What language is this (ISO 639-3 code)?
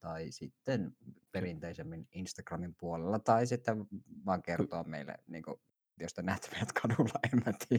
fin